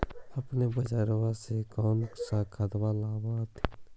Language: Magahi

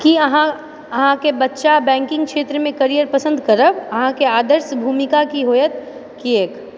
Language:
Maithili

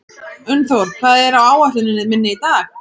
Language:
Icelandic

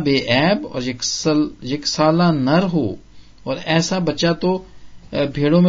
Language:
Punjabi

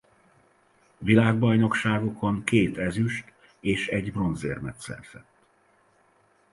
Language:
Hungarian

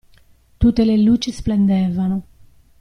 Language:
Italian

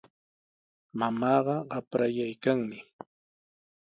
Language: Sihuas Ancash Quechua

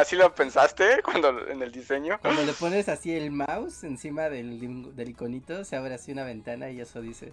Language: Spanish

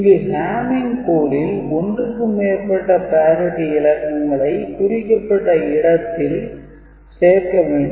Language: Tamil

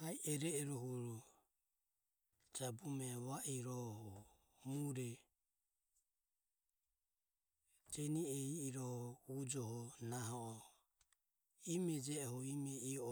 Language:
Ömie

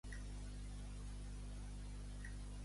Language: Catalan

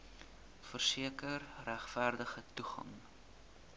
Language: Afrikaans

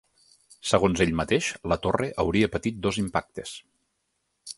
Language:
Catalan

